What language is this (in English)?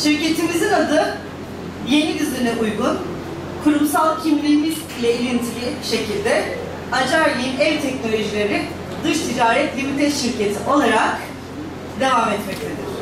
Turkish